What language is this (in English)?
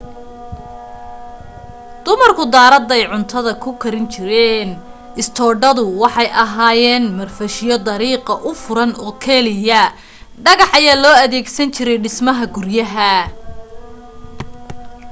Somali